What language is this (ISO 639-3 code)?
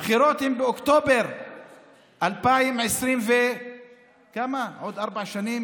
heb